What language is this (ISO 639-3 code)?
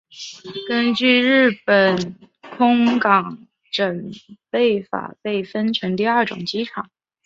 zho